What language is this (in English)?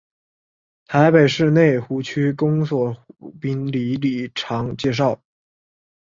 Chinese